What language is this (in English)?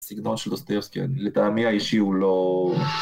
Hebrew